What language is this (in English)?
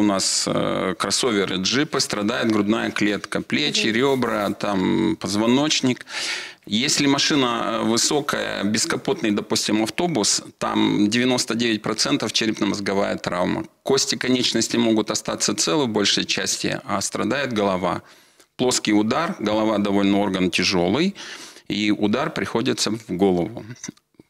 Russian